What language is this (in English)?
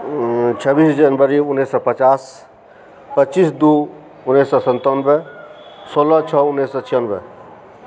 Maithili